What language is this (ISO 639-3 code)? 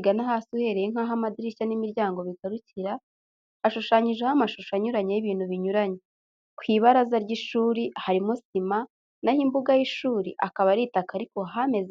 kin